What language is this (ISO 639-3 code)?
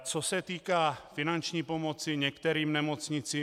ces